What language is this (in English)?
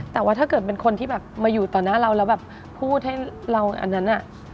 Thai